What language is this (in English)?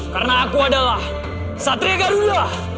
Indonesian